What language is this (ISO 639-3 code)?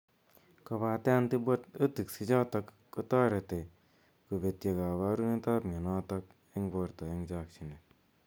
kln